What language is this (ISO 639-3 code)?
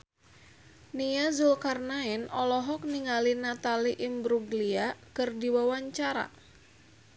sun